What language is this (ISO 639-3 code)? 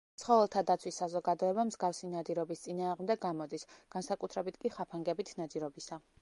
kat